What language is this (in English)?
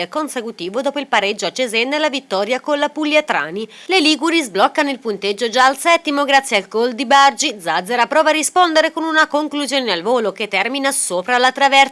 Italian